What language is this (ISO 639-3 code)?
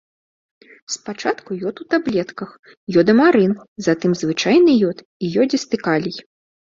bel